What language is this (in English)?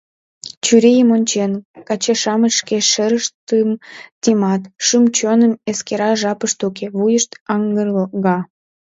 Mari